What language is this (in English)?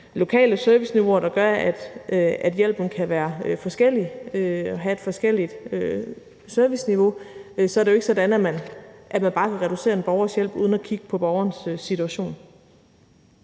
Danish